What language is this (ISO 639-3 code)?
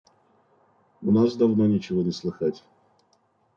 rus